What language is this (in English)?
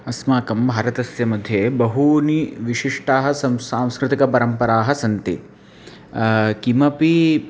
Sanskrit